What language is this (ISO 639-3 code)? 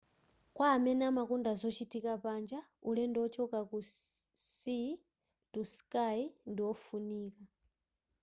nya